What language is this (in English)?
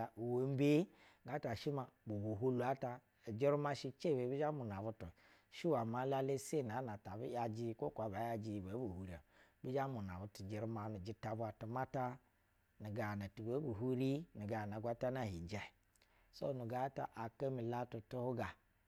Basa (Nigeria)